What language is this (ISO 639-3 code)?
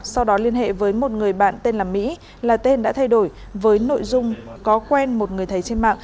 vie